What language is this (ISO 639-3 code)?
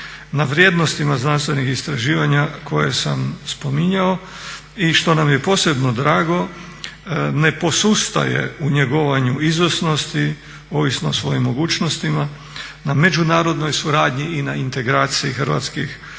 hrv